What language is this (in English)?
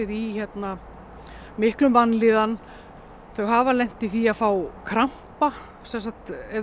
Icelandic